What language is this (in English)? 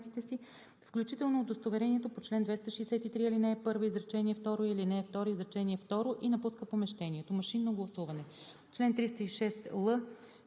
Bulgarian